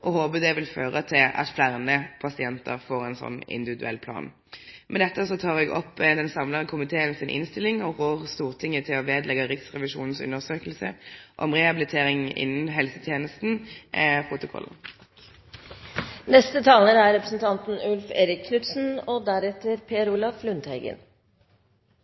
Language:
Norwegian Nynorsk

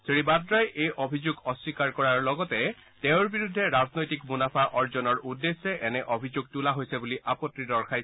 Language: Assamese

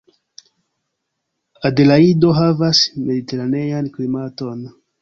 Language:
Esperanto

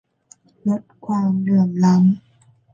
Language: Thai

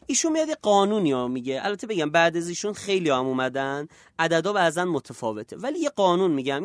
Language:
Persian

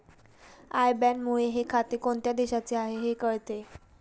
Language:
Marathi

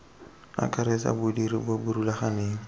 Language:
Tswana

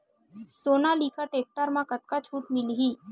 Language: Chhattisgarhi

